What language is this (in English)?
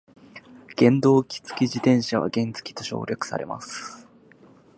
Japanese